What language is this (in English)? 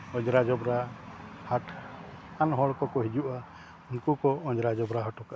Santali